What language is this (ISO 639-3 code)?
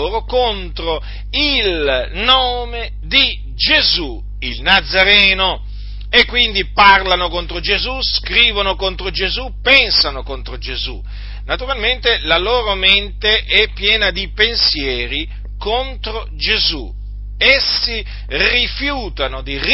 ita